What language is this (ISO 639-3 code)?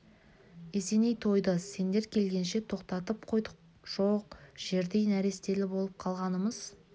kaz